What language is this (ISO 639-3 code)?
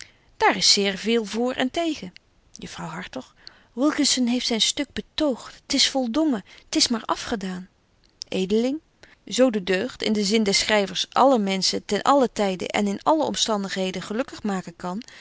nld